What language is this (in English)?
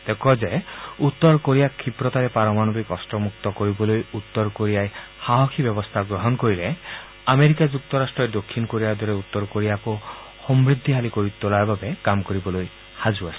Assamese